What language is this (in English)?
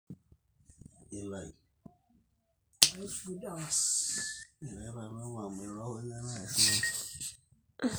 Masai